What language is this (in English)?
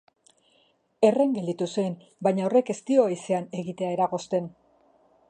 Basque